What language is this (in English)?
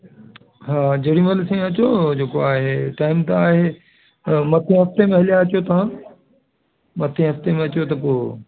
Sindhi